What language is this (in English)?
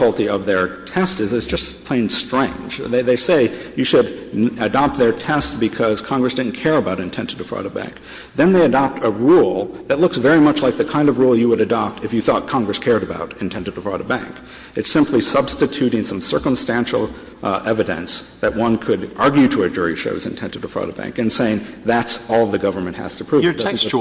English